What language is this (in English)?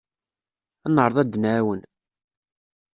Kabyle